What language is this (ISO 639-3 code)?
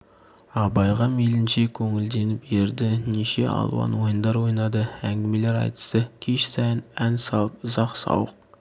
kaz